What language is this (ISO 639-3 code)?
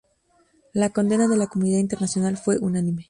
spa